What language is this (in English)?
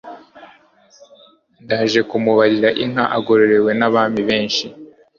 Kinyarwanda